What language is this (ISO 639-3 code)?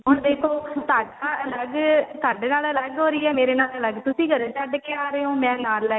pan